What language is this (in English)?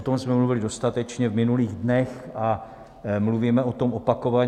Czech